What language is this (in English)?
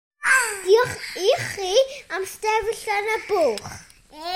Welsh